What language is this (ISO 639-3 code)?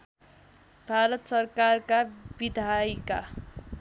nep